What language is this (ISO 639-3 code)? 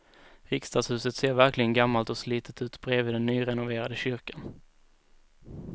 swe